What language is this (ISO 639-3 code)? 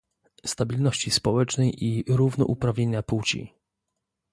pol